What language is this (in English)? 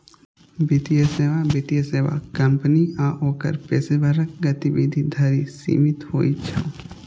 Maithili